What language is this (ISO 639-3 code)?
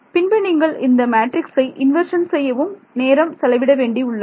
tam